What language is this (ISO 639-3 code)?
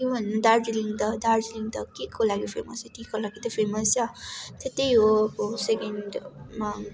nep